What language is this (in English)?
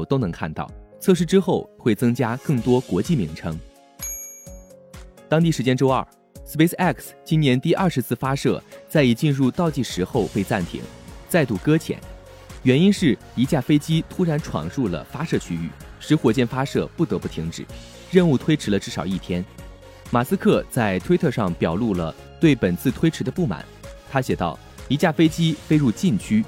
Chinese